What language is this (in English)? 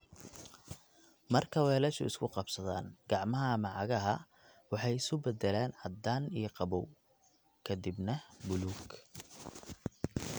Somali